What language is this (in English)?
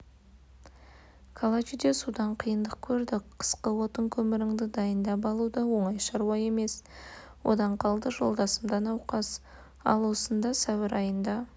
Kazakh